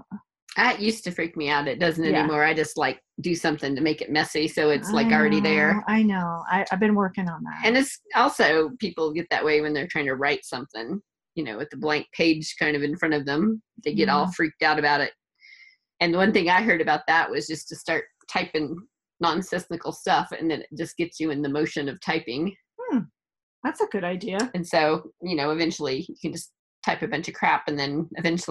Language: English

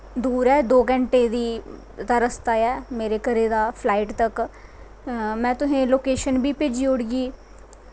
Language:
Dogri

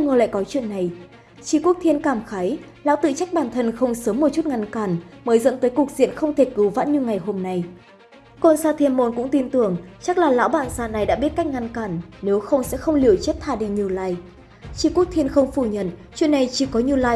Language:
Vietnamese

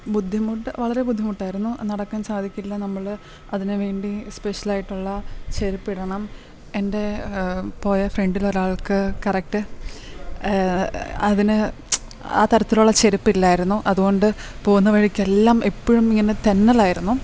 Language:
Malayalam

